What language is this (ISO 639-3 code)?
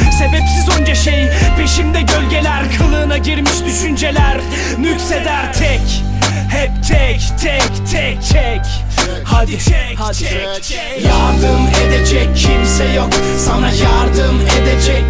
tur